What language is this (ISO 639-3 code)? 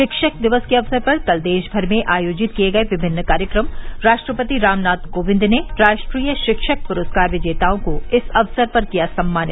hin